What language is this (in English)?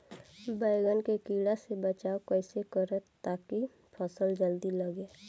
Bhojpuri